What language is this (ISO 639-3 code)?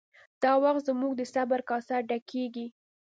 pus